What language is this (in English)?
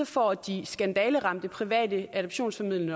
Danish